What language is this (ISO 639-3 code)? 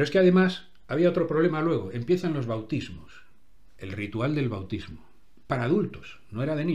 spa